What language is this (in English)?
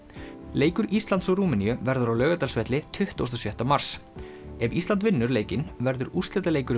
Icelandic